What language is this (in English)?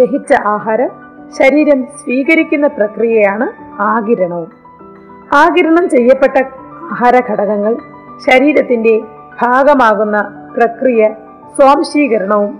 Malayalam